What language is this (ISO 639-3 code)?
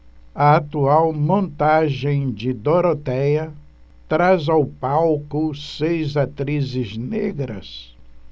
por